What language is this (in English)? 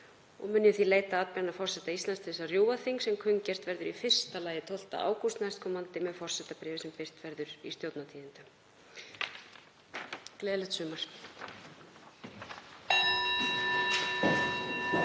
Icelandic